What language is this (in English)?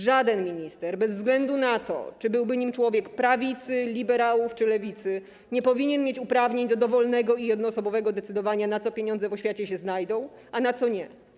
Polish